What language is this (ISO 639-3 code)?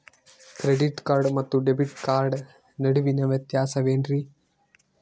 kan